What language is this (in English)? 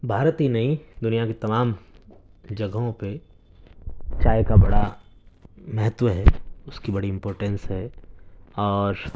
Urdu